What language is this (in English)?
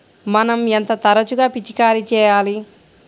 Telugu